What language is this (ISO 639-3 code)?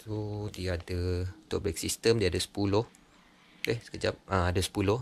msa